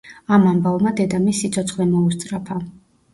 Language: Georgian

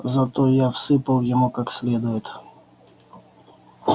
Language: Russian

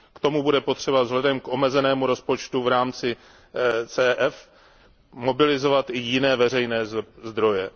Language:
Czech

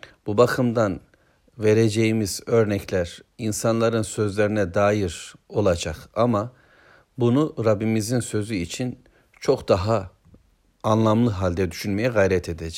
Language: Turkish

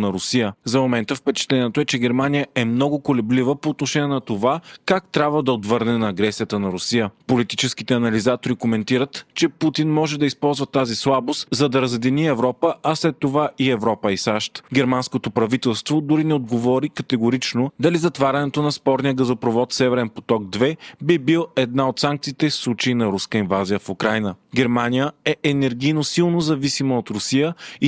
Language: Bulgarian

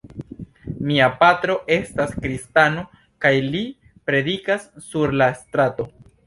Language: Esperanto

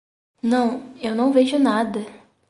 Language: Portuguese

